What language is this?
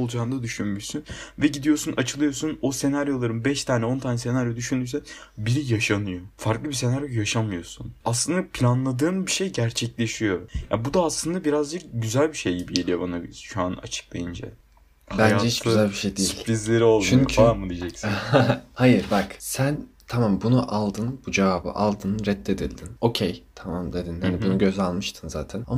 Turkish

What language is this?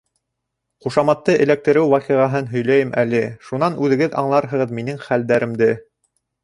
Bashkir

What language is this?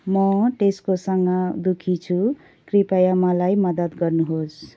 Nepali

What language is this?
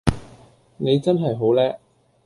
Cantonese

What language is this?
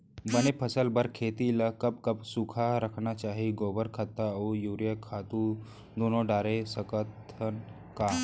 Chhattisgarhi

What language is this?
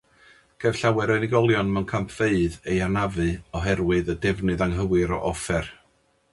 Welsh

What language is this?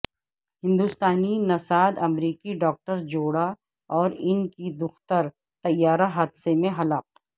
Urdu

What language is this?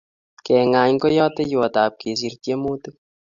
Kalenjin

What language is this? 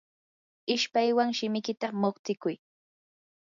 Yanahuanca Pasco Quechua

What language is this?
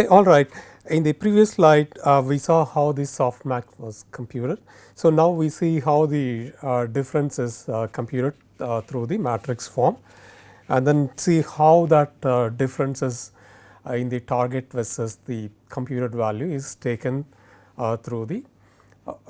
English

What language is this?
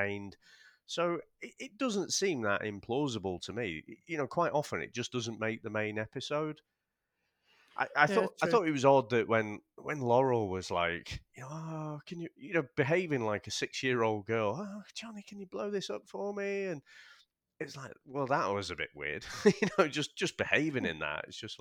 English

